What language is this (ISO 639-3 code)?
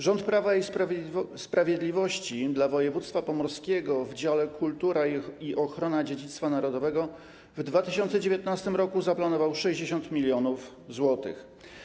pol